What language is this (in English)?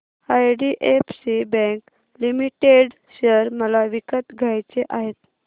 Marathi